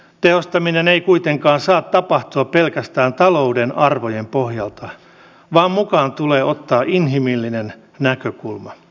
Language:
Finnish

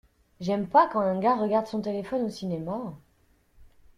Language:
French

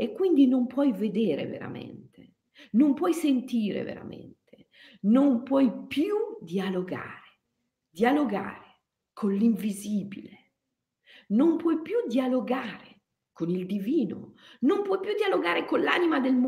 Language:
Italian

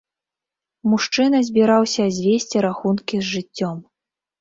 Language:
Belarusian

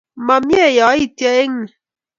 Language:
Kalenjin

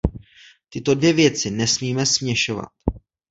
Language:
Czech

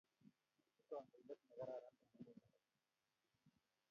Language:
Kalenjin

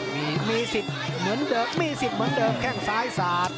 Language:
Thai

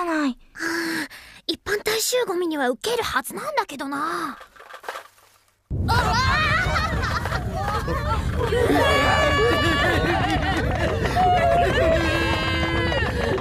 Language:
Japanese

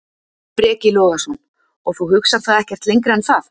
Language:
Icelandic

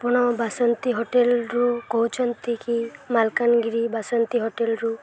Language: Odia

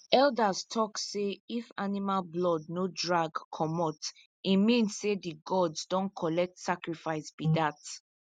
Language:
Nigerian Pidgin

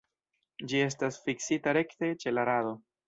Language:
Esperanto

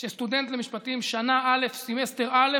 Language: Hebrew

